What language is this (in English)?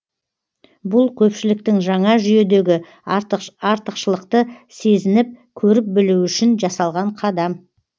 Kazakh